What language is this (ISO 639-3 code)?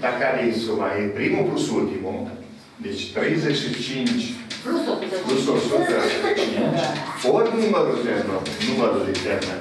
ron